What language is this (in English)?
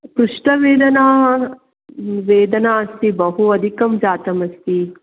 Sanskrit